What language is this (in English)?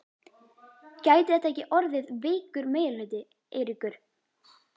Icelandic